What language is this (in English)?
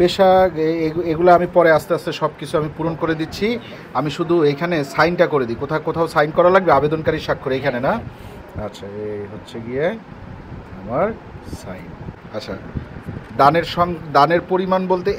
Arabic